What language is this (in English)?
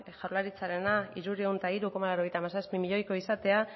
Basque